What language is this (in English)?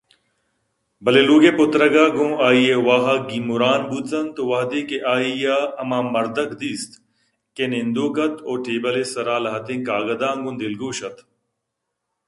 Eastern Balochi